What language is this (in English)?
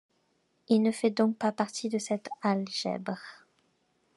French